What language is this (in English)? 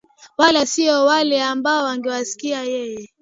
Swahili